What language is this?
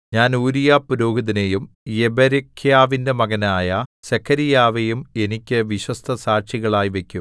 Malayalam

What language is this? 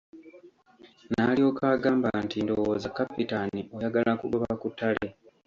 Ganda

